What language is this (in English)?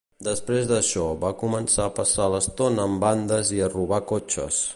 Catalan